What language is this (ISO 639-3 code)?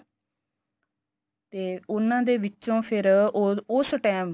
pan